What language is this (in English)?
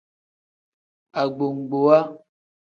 Tem